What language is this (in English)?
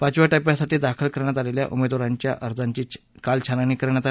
Marathi